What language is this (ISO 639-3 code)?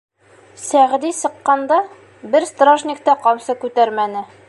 bak